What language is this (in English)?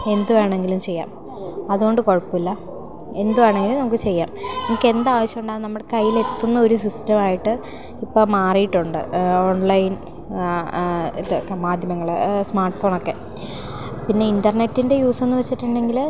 Malayalam